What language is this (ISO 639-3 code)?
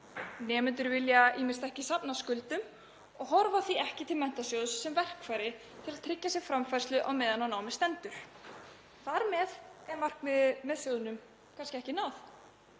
isl